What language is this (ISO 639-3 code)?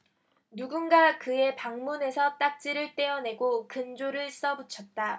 kor